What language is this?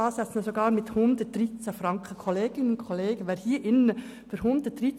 Swiss German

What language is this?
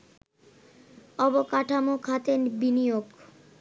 Bangla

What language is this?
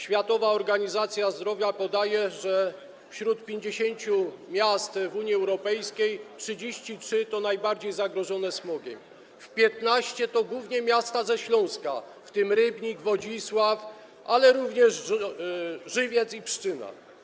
Polish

